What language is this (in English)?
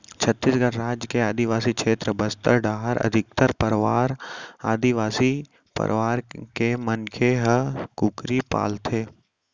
Chhattisgarhi